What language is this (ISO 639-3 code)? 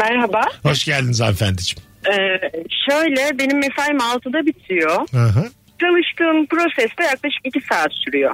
tur